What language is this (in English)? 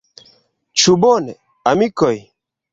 Esperanto